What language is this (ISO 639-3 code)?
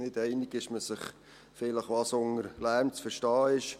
gsw